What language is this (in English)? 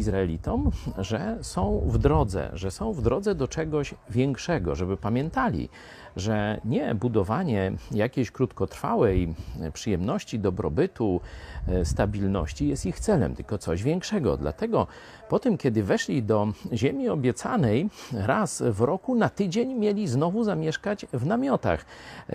Polish